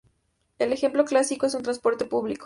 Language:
Spanish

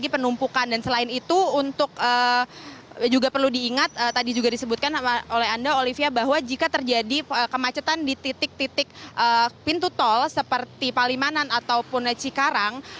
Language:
Indonesian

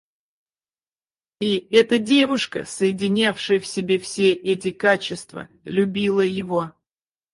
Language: Russian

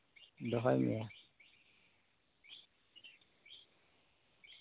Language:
Santali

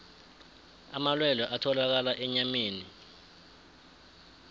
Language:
South Ndebele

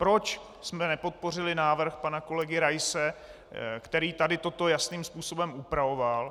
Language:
Czech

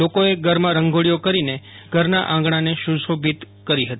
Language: Gujarati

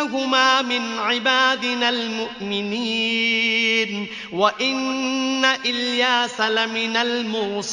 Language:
Arabic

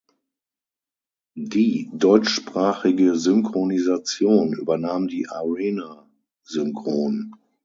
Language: German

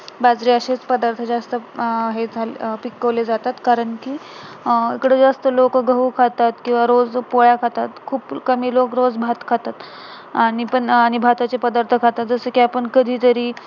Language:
Marathi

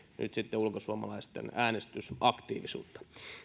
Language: Finnish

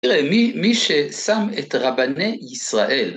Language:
Hebrew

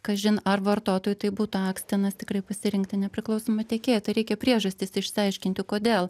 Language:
Lithuanian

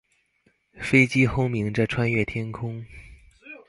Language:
Chinese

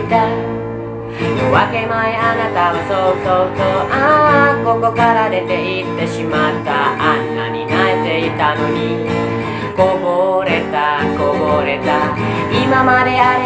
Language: Japanese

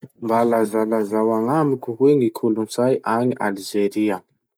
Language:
Masikoro Malagasy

